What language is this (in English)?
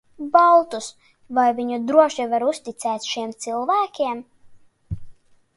Latvian